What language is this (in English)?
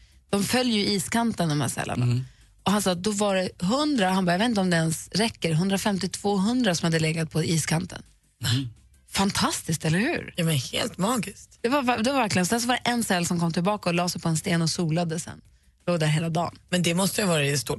Swedish